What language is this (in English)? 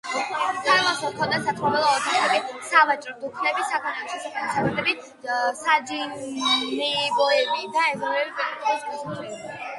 Georgian